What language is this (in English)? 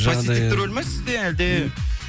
Kazakh